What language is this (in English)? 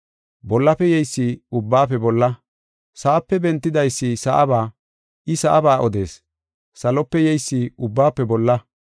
Gofa